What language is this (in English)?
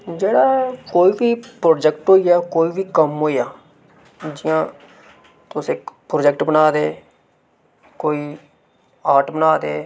Dogri